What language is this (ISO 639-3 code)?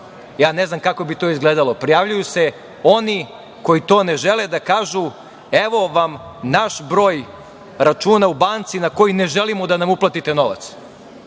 srp